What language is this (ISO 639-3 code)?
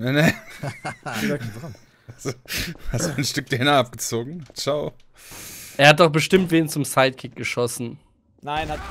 deu